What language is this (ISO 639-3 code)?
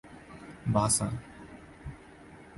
urd